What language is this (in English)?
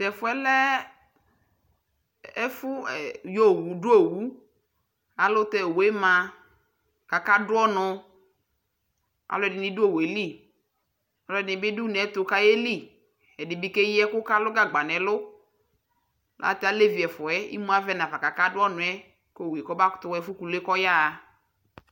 Ikposo